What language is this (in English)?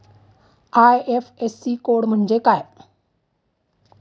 Marathi